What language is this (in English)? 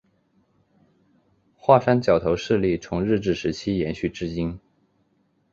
Chinese